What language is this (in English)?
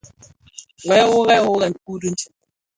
Bafia